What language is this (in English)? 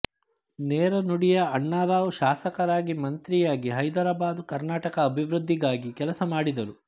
Kannada